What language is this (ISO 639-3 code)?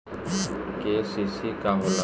bho